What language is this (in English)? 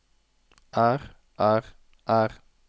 Norwegian